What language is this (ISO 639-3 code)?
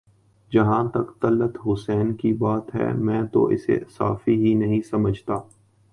urd